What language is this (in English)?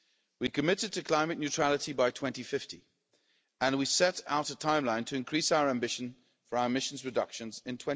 English